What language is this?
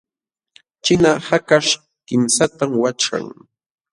Jauja Wanca Quechua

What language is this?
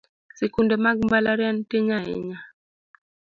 Luo (Kenya and Tanzania)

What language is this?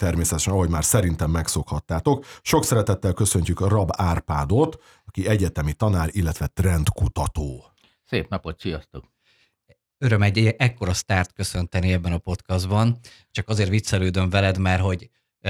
Hungarian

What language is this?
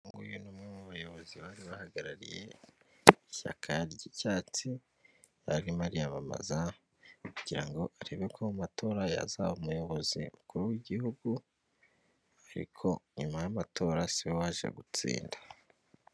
Kinyarwanda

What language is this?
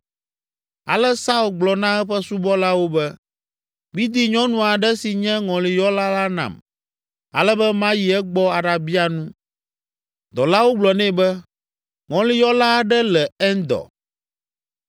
Ewe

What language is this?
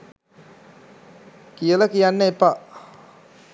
Sinhala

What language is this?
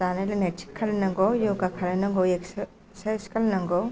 Bodo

